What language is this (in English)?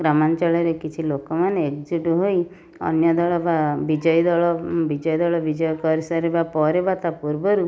Odia